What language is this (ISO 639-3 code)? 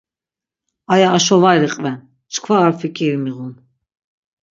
lzz